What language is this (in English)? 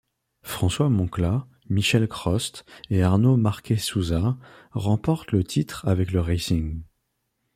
French